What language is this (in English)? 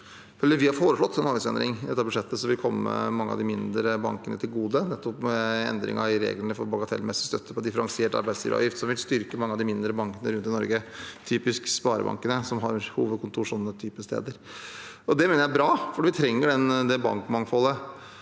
Norwegian